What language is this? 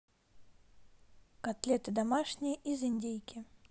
Russian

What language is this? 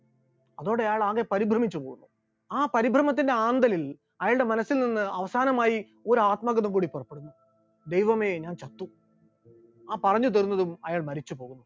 Malayalam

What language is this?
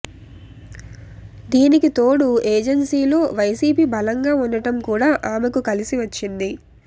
Telugu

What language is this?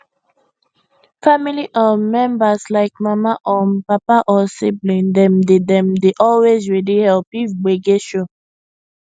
Nigerian Pidgin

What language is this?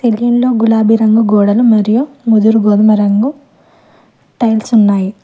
Telugu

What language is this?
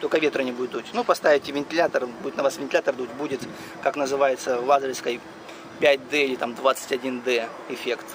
Russian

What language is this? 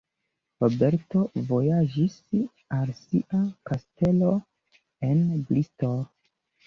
Esperanto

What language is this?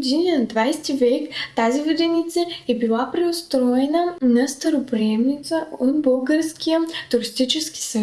Bulgarian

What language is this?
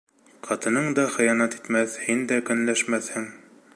Bashkir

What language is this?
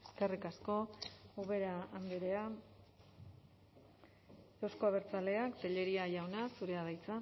Basque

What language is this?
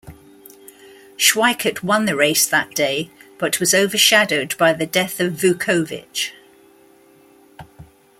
English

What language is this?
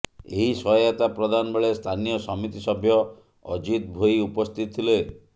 Odia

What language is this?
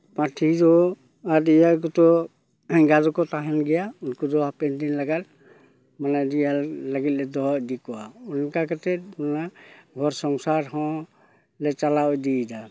Santali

